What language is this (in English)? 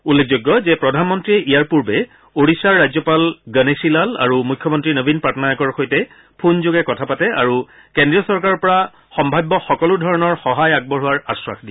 Assamese